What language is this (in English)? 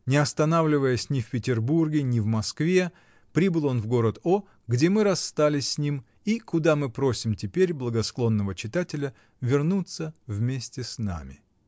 Russian